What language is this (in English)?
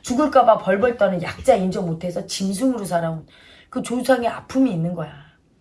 Korean